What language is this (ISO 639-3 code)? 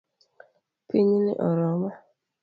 luo